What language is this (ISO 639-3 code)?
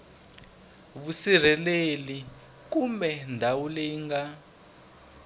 tso